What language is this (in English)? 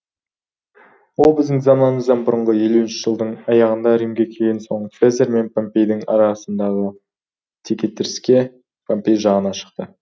Kazakh